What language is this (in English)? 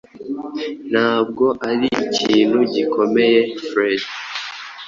Kinyarwanda